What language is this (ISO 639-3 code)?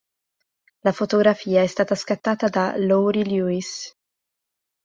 ita